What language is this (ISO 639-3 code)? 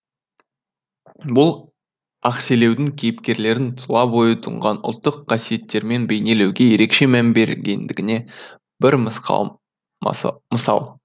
kaz